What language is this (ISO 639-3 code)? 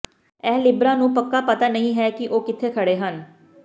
pan